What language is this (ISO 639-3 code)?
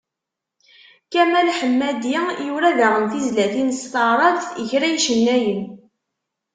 kab